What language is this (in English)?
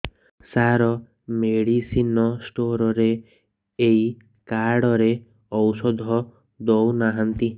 Odia